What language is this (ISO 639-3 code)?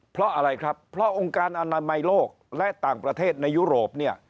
tha